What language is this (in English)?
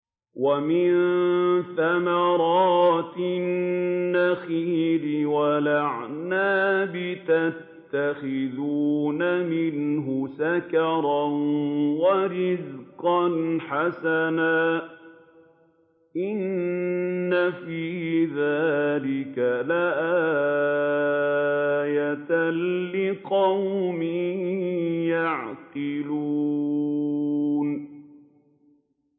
Arabic